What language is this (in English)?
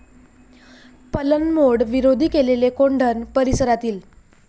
Marathi